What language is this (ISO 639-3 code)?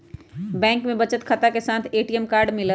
mag